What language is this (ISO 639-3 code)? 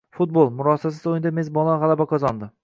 uzb